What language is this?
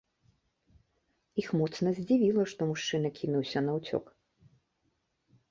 Belarusian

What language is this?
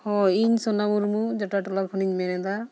Santali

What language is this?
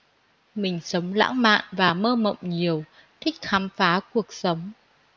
Vietnamese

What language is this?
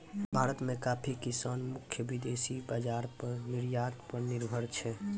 Maithili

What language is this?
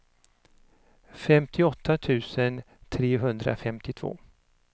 Swedish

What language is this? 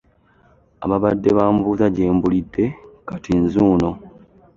Ganda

